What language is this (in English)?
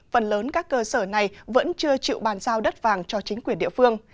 Vietnamese